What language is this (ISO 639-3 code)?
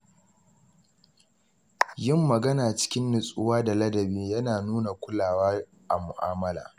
hau